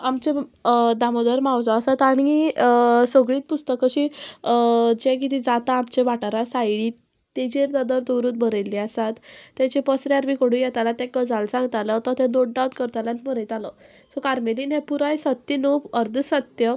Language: Konkani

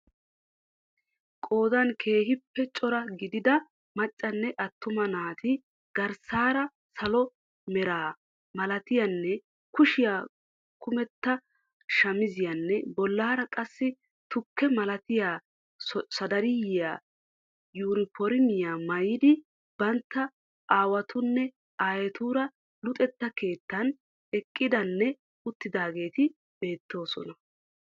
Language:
Wolaytta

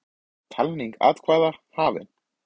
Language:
Icelandic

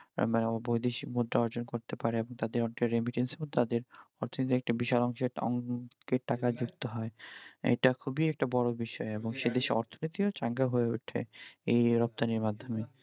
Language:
Bangla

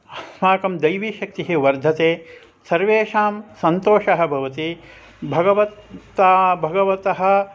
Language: Sanskrit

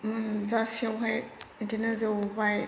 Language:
Bodo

